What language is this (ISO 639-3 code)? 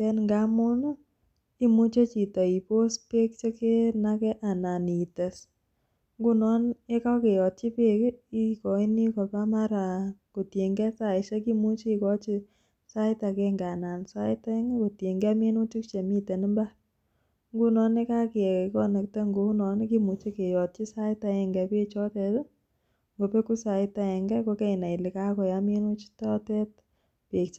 kln